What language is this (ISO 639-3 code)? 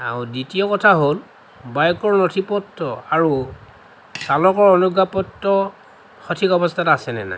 asm